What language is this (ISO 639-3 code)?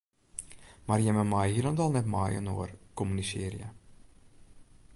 fry